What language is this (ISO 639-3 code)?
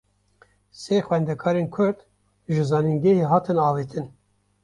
kur